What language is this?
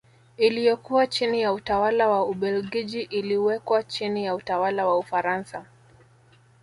Swahili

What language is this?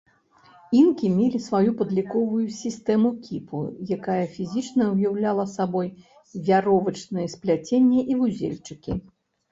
Belarusian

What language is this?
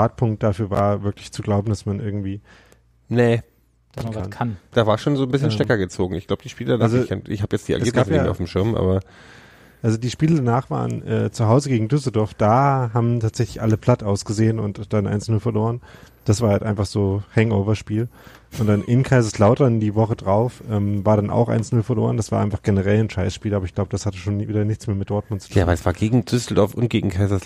German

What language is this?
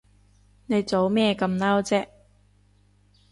Cantonese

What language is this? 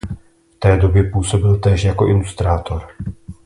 Czech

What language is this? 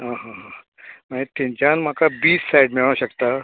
Konkani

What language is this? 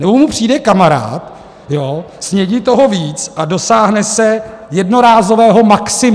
Czech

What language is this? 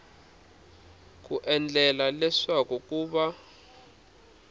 Tsonga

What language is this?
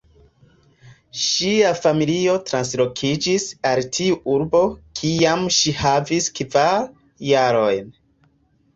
Esperanto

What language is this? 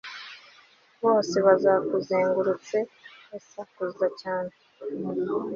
Kinyarwanda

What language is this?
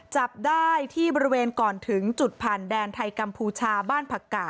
Thai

